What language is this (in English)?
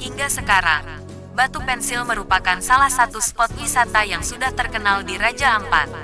Indonesian